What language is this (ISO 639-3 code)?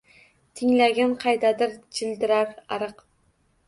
uzb